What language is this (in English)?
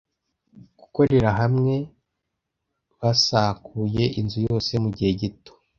Kinyarwanda